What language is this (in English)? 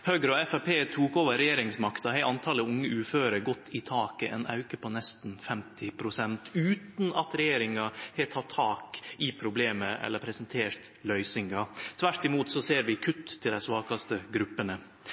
Norwegian Nynorsk